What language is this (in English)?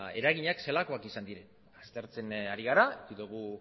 Basque